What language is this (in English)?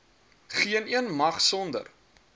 Afrikaans